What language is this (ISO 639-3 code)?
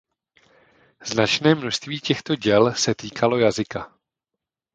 ces